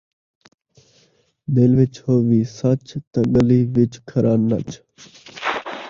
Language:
Saraiki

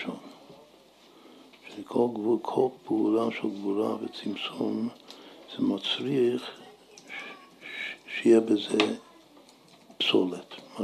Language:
Hebrew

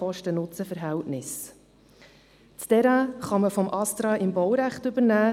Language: Swiss German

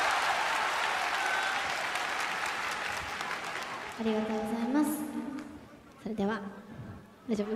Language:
Japanese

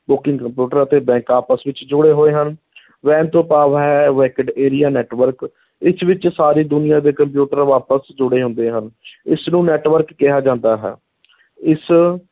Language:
Punjabi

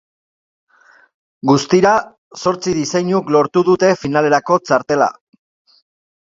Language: Basque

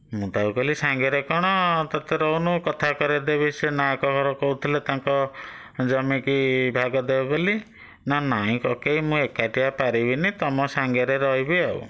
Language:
Odia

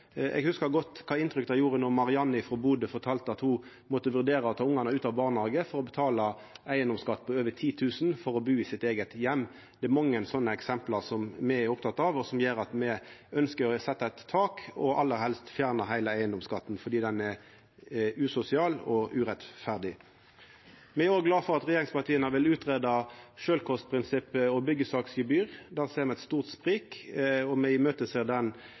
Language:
Norwegian Nynorsk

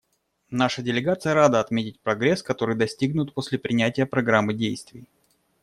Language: Russian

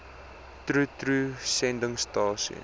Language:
Afrikaans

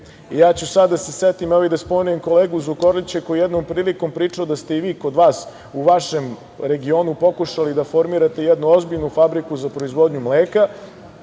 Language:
Serbian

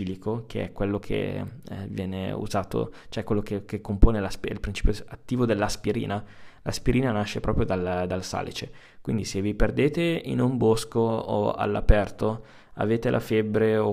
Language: Italian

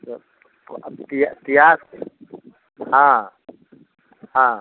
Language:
Maithili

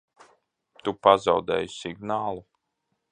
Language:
Latvian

